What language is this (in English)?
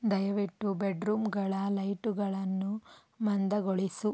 Kannada